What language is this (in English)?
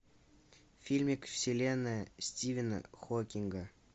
Russian